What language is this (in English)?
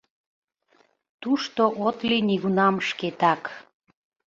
Mari